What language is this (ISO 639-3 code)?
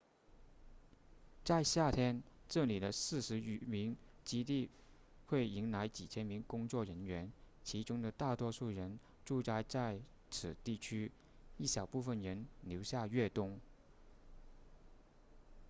zho